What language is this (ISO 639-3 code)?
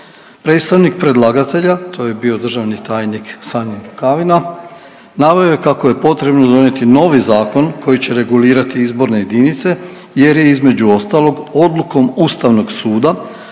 hrv